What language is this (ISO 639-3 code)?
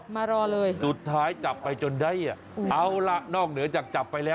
tha